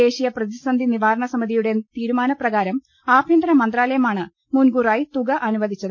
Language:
Malayalam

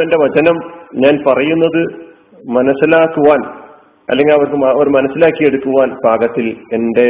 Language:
Malayalam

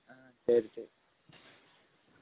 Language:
Tamil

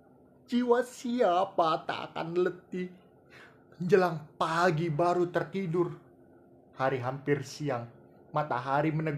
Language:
Indonesian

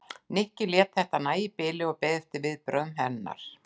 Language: Icelandic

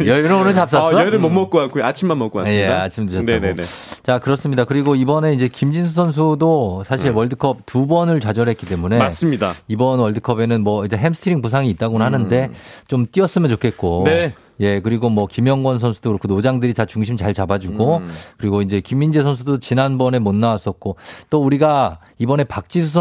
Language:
Korean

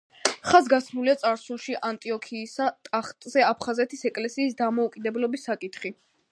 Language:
Georgian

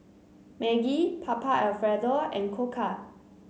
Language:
English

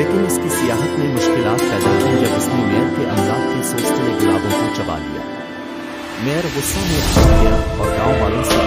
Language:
Hindi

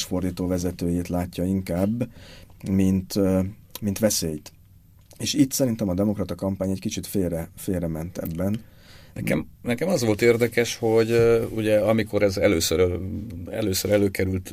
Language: Hungarian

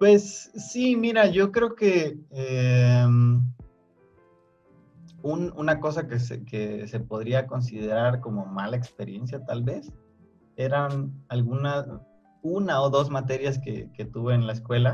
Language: Spanish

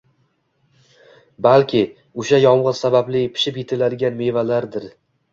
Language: Uzbek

